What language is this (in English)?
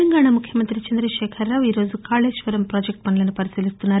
Telugu